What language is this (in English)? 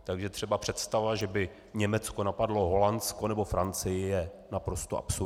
Czech